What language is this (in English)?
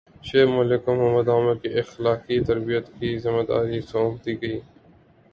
Urdu